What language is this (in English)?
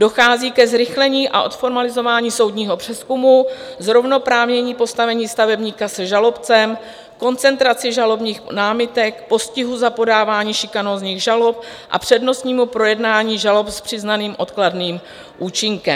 Czech